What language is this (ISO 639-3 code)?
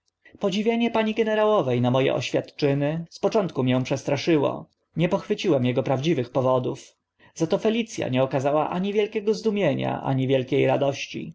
pol